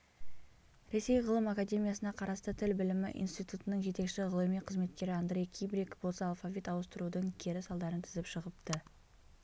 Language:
Kazakh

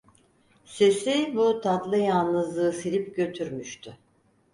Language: Turkish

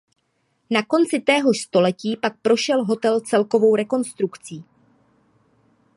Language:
Czech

